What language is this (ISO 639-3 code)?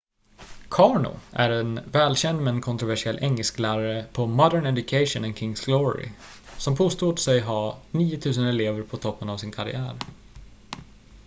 swe